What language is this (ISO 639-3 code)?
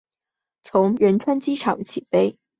zho